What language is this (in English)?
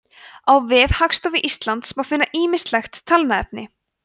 Icelandic